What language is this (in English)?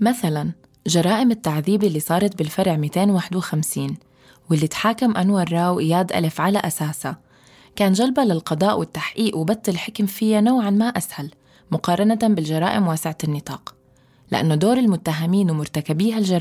Arabic